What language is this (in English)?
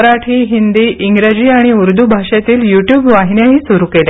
Marathi